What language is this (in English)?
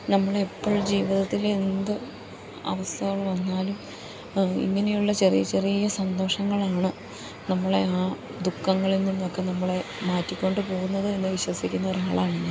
Malayalam